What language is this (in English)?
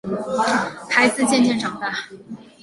Chinese